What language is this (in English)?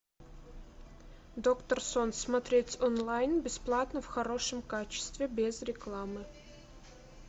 Russian